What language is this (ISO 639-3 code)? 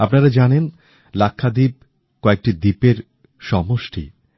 ben